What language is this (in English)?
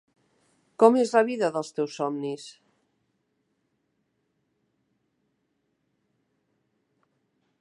Catalan